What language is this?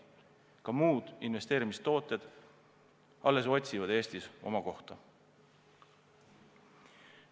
Estonian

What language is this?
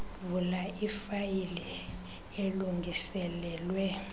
Xhosa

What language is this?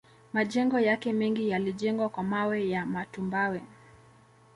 Swahili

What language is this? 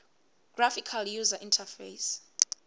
Swati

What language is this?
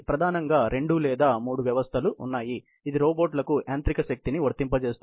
Telugu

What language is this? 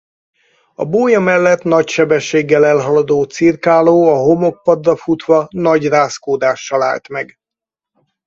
Hungarian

